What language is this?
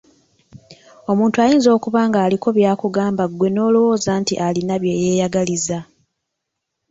Ganda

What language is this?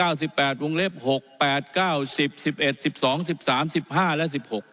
Thai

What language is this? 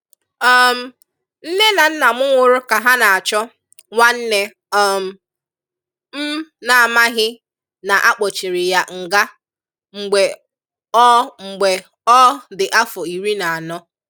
Igbo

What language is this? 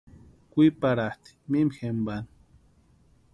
Western Highland Purepecha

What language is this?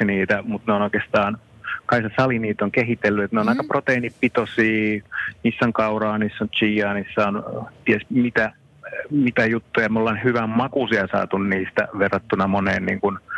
Finnish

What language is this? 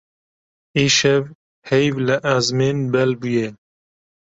Kurdish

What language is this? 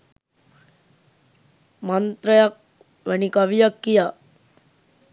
Sinhala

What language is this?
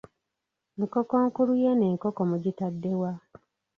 Ganda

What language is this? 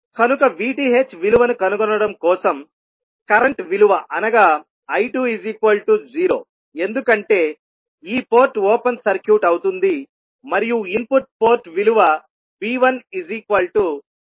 Telugu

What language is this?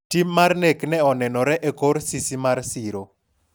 Luo (Kenya and Tanzania)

